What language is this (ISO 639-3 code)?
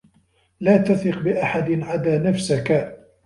ara